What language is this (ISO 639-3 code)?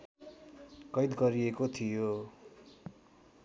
nep